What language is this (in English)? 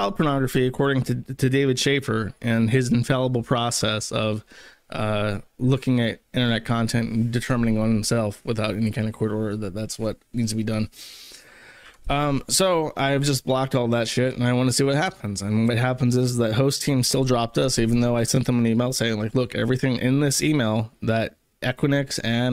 English